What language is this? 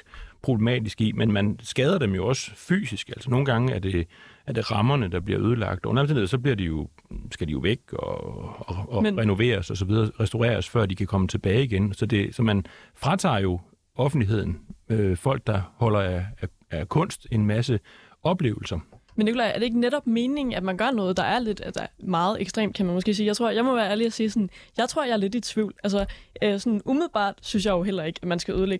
Danish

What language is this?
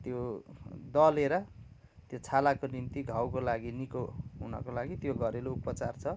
Nepali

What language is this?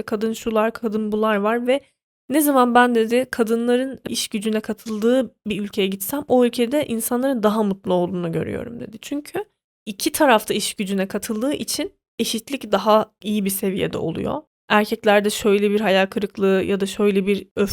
Turkish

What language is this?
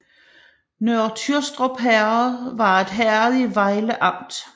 Danish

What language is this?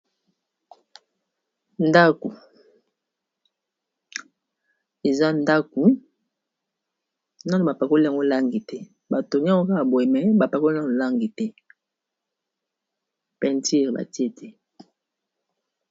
Lingala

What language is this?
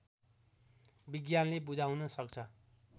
Nepali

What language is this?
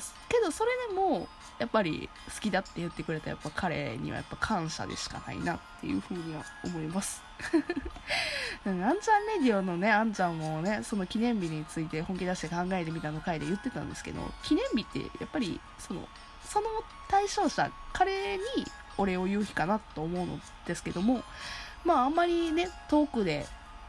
Japanese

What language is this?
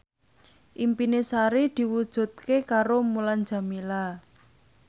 Javanese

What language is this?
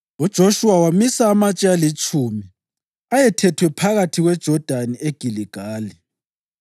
North Ndebele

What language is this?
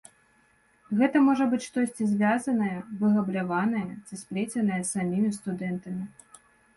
Belarusian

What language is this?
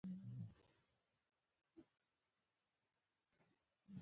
Pashto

